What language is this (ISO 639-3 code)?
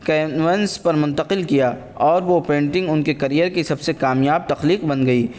urd